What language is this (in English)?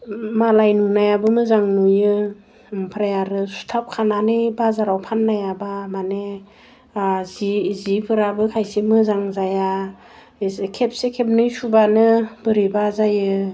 Bodo